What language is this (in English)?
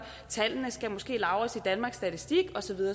Danish